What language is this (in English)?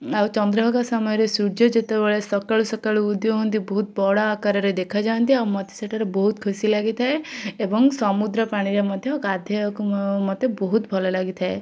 Odia